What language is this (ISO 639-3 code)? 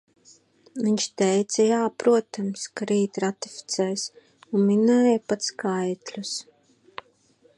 lav